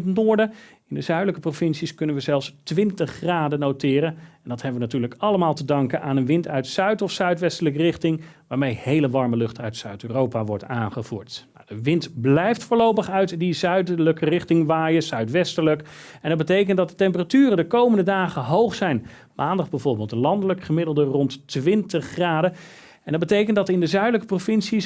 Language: Dutch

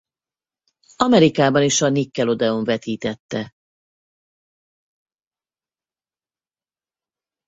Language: Hungarian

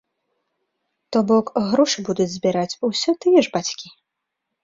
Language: Belarusian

